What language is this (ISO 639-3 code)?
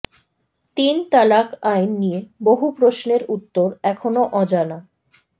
ben